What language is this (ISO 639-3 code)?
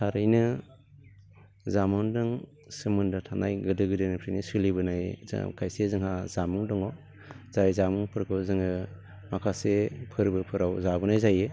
brx